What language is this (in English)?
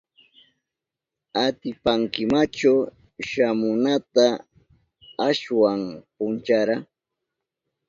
Southern Pastaza Quechua